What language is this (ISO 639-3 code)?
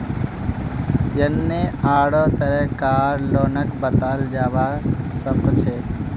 mag